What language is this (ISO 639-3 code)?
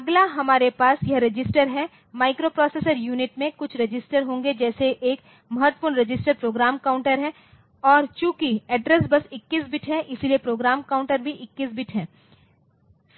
hin